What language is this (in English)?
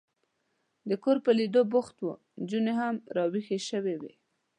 Pashto